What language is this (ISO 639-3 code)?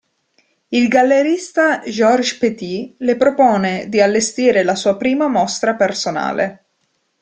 ita